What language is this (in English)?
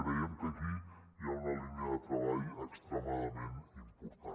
Catalan